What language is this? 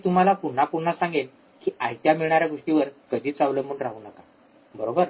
Marathi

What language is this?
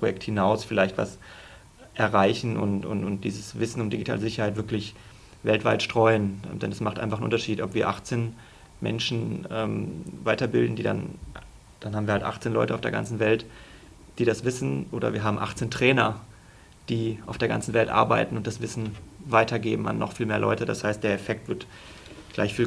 German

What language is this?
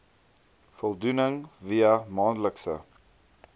Afrikaans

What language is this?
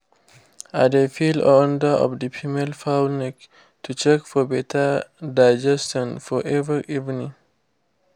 Nigerian Pidgin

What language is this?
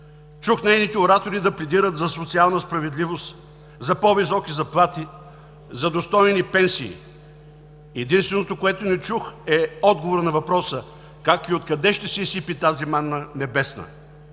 Bulgarian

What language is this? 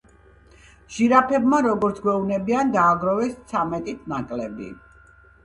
Georgian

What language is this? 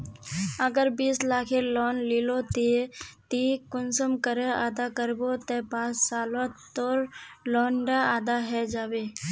Magahi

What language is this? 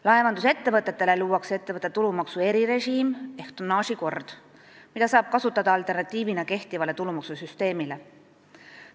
Estonian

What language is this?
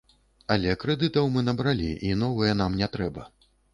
Belarusian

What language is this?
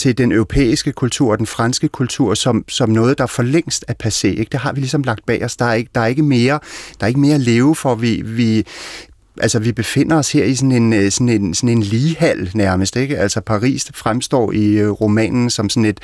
Danish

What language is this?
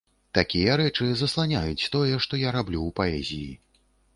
Belarusian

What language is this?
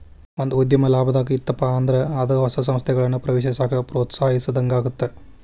Kannada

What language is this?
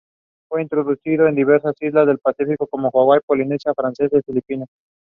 English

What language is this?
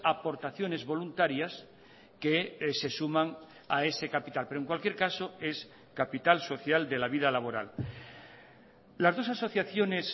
Spanish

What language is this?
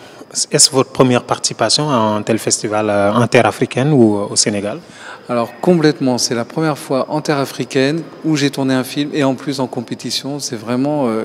French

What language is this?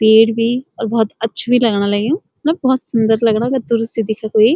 Garhwali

